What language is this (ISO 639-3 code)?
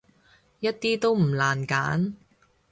yue